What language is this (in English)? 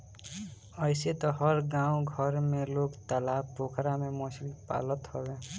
Bhojpuri